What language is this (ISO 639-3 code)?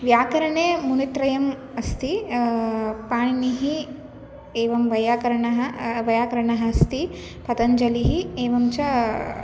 san